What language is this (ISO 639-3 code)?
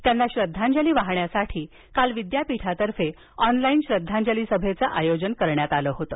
mar